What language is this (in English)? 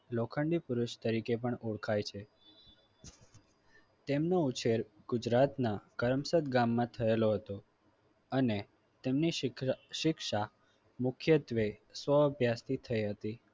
Gujarati